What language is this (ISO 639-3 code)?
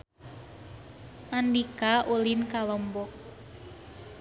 sun